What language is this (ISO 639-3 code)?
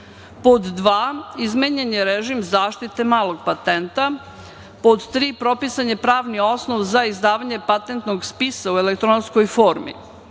srp